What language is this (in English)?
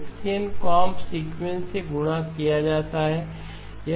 Hindi